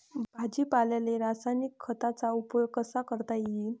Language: Marathi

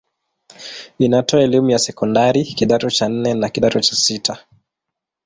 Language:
Swahili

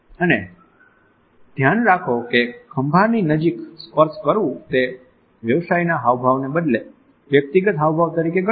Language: Gujarati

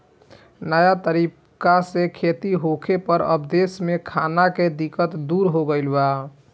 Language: Bhojpuri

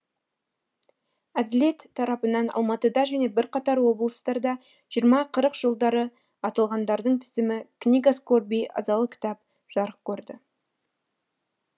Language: Kazakh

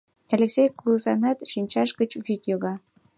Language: Mari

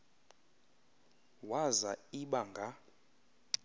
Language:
Xhosa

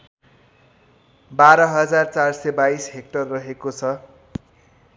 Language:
Nepali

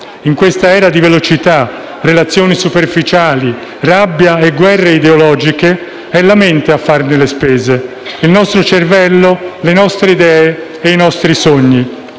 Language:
Italian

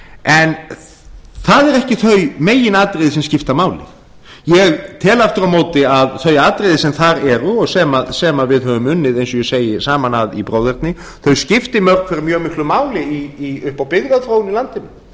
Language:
Icelandic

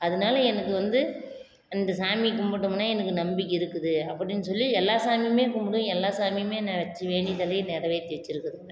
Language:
Tamil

